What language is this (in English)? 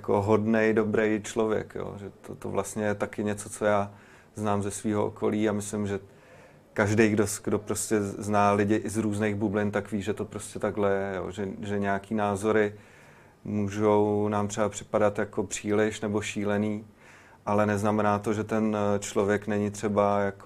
Czech